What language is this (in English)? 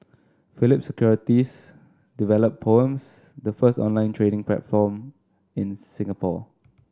English